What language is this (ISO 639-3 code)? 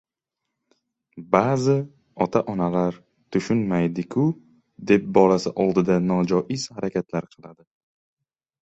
uzb